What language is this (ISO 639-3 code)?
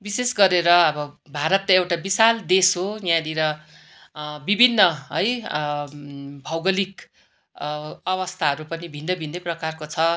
nep